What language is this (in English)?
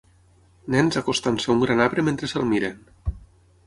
Catalan